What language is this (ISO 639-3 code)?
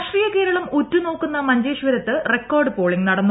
mal